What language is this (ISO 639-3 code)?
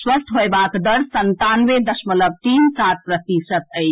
mai